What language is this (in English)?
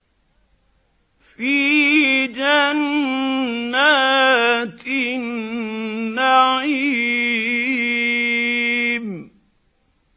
Arabic